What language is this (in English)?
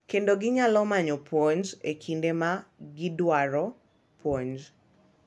Luo (Kenya and Tanzania)